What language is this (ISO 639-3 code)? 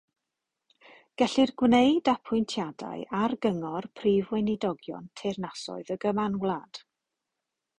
cym